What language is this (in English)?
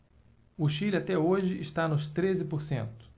Portuguese